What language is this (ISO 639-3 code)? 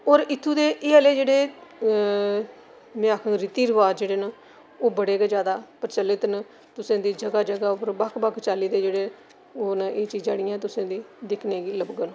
doi